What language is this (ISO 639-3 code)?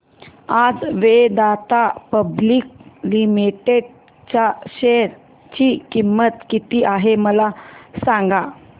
mar